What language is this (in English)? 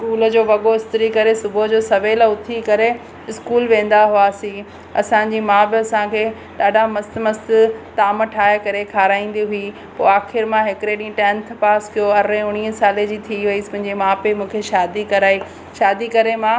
Sindhi